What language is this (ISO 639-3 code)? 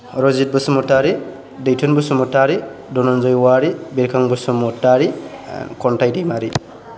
brx